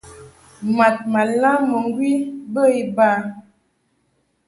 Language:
Mungaka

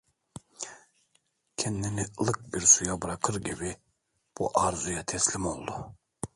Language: Turkish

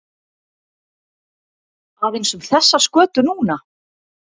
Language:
Icelandic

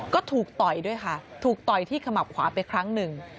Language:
Thai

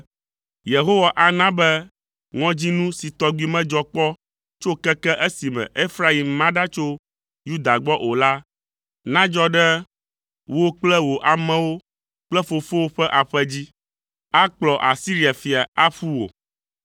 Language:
Ewe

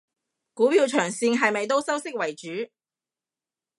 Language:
Cantonese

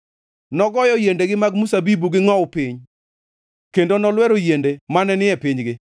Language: Luo (Kenya and Tanzania)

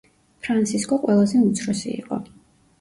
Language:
Georgian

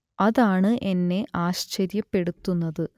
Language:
Malayalam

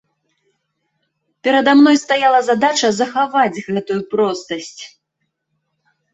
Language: Belarusian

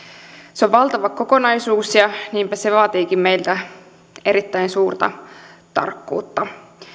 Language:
Finnish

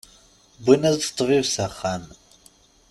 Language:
Kabyle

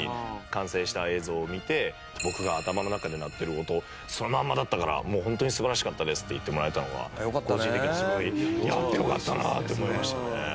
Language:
Japanese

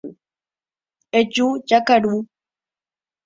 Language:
Guarani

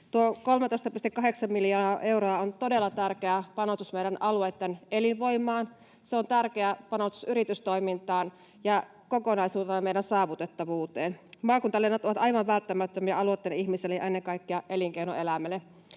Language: Finnish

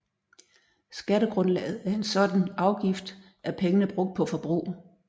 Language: Danish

